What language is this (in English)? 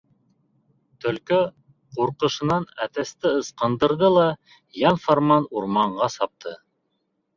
Bashkir